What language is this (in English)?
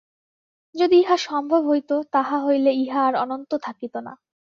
Bangla